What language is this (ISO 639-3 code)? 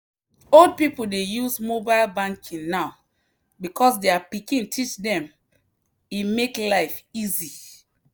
pcm